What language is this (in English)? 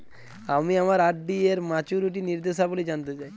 Bangla